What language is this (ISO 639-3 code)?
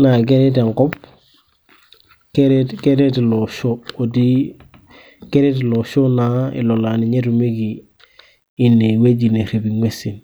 mas